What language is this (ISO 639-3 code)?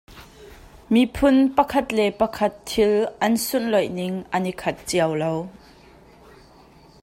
cnh